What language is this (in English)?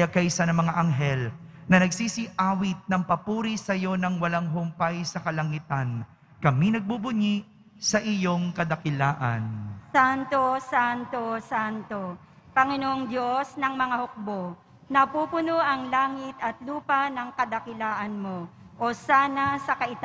Filipino